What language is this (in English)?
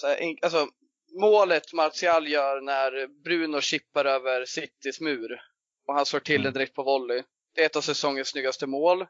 Swedish